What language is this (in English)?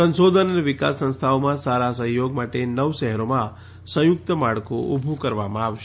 Gujarati